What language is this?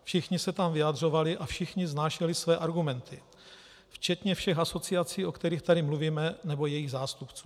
Czech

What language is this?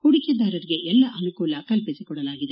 Kannada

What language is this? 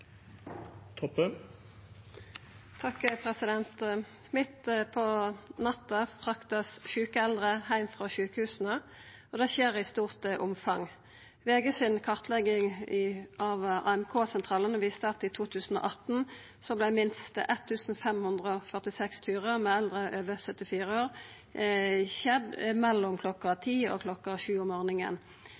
Norwegian Nynorsk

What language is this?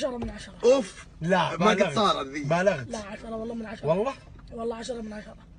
Arabic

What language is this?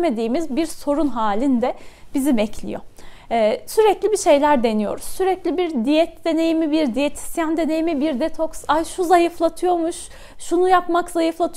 Turkish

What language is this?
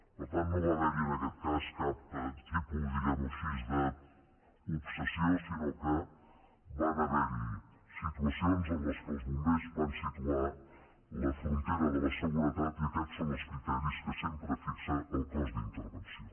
Catalan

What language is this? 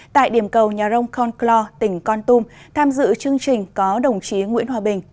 Vietnamese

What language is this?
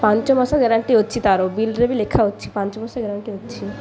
Odia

